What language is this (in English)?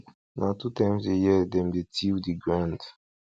Nigerian Pidgin